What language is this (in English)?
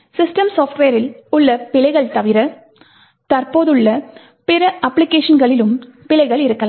Tamil